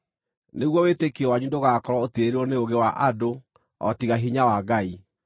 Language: Kikuyu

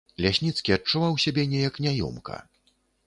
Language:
Belarusian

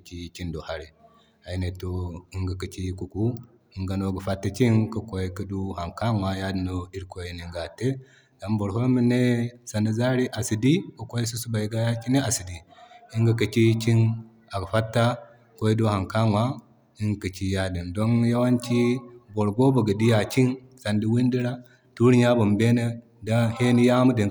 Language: Zarma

